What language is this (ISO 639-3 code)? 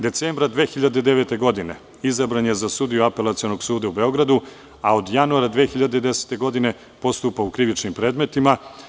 srp